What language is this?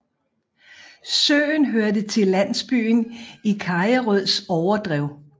Danish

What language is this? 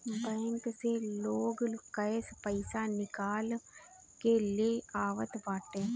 Bhojpuri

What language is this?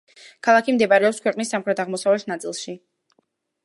Georgian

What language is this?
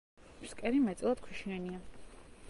Georgian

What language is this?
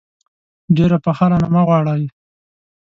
Pashto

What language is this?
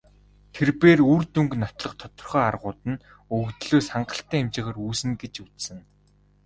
Mongolian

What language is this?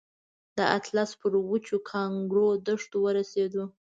Pashto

